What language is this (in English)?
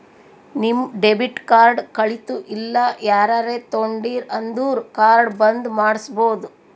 Kannada